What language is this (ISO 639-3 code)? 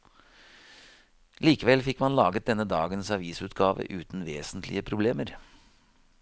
nor